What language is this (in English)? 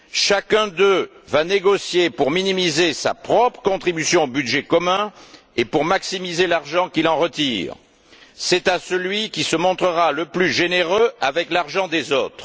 French